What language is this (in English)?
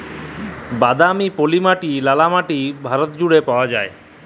Bangla